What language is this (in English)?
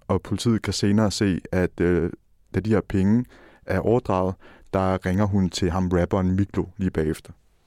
Danish